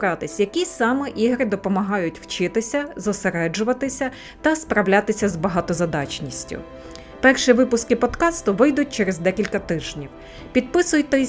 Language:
Ukrainian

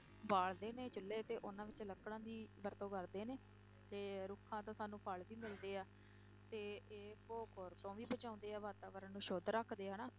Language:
Punjabi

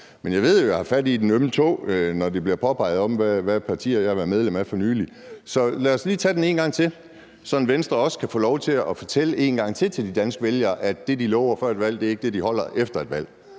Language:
Danish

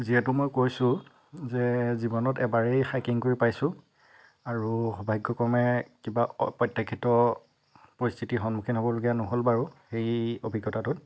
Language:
Assamese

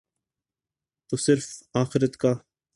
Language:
Urdu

